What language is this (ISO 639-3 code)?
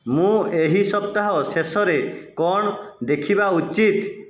ori